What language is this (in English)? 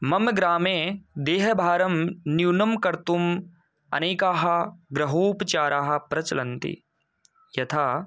Sanskrit